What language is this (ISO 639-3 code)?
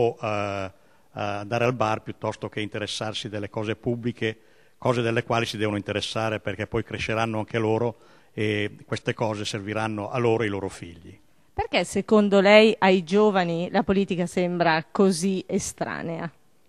ita